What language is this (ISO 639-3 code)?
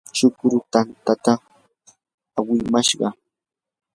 qur